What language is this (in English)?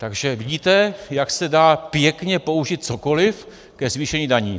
Czech